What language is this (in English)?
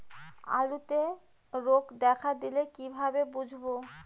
Bangla